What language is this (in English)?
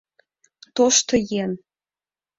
Mari